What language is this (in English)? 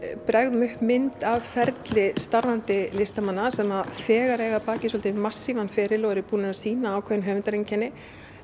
Icelandic